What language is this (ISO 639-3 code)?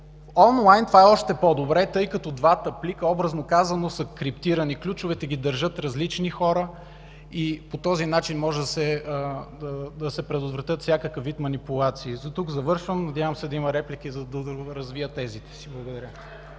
bul